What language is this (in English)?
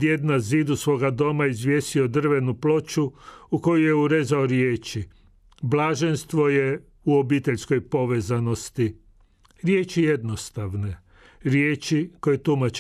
Croatian